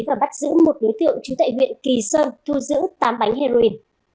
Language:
Vietnamese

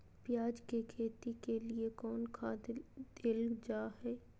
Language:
Magahi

